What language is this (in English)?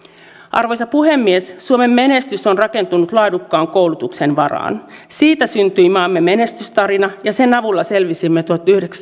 Finnish